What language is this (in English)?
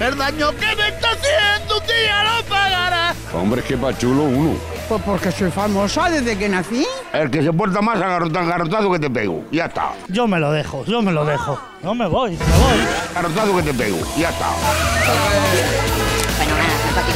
Spanish